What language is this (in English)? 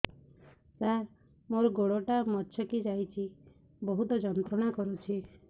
Odia